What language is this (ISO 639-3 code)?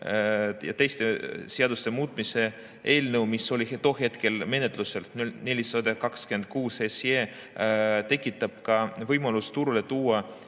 est